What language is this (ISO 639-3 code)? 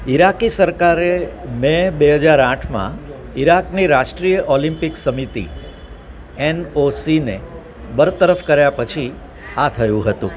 guj